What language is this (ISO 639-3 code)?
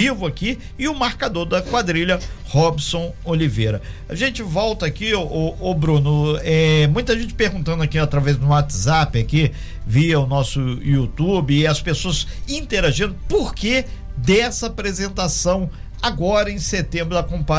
por